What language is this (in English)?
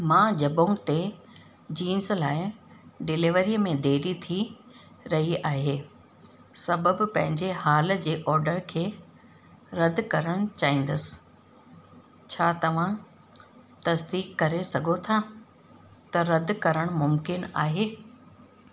Sindhi